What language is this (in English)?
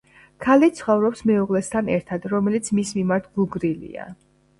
Georgian